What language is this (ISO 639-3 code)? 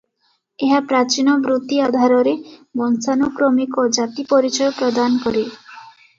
ori